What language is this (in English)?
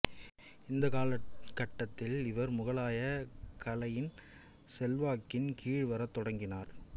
Tamil